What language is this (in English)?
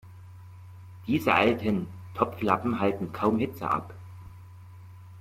German